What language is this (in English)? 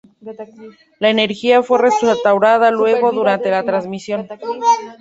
Spanish